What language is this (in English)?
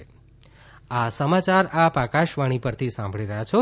Gujarati